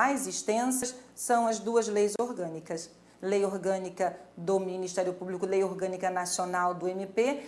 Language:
Portuguese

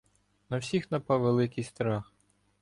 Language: Ukrainian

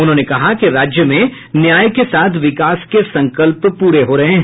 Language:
Hindi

